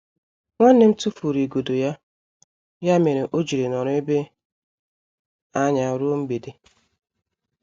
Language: Igbo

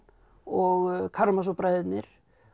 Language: Icelandic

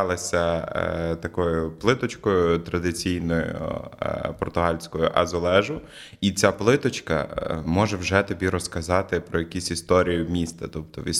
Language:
Ukrainian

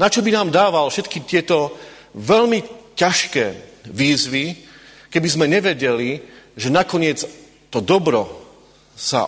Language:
Slovak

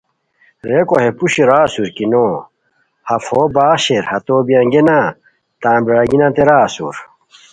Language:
Khowar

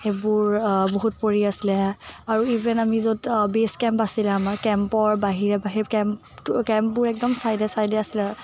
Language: Assamese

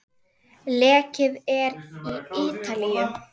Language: Icelandic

